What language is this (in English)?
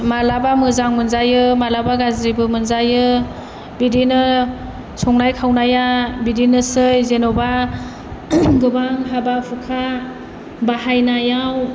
Bodo